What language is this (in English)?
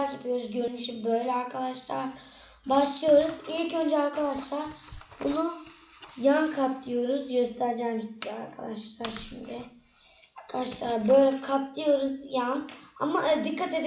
Turkish